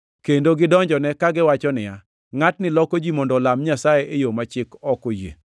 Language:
Luo (Kenya and Tanzania)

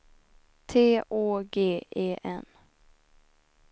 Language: Swedish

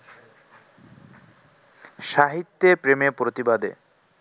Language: Bangla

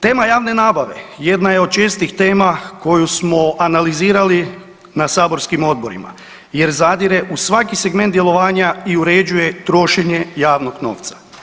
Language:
Croatian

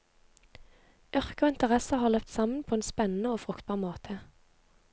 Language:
Norwegian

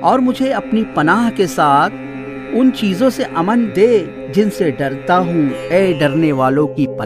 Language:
Urdu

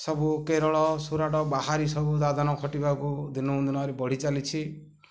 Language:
Odia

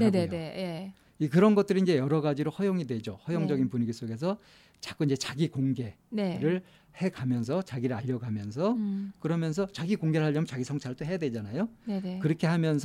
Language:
Korean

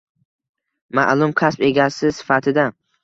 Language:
Uzbek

